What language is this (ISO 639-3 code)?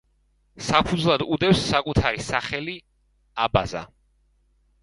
kat